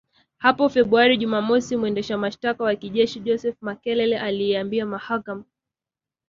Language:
Swahili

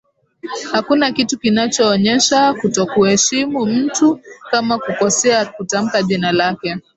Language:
Swahili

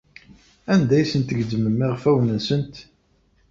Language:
Kabyle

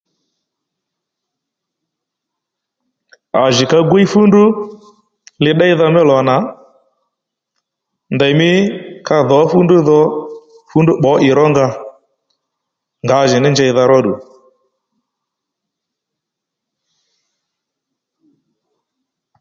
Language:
Lendu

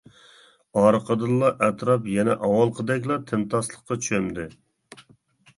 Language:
Uyghur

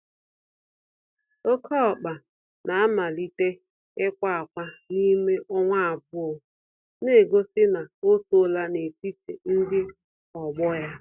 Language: Igbo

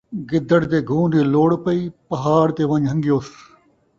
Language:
Saraiki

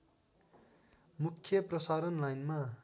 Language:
Nepali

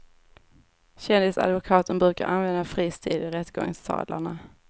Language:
Swedish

